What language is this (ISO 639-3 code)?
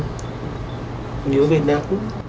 vie